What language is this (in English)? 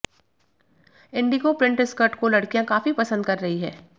Hindi